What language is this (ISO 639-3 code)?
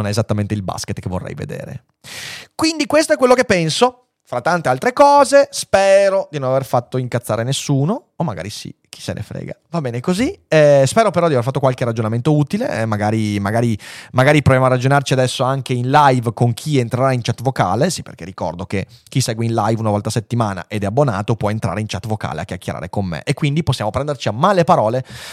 ita